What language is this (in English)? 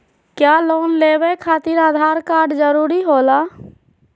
Magahi